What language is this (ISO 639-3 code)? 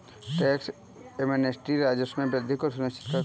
hin